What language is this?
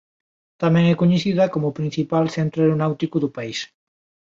Galician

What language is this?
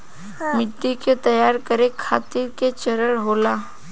Bhojpuri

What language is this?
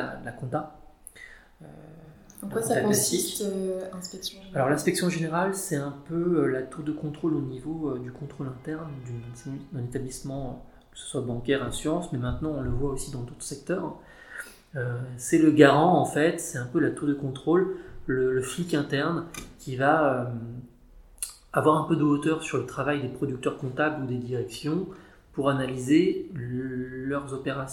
French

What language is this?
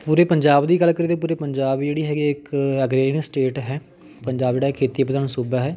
Punjabi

